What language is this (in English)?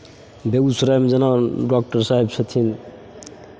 Maithili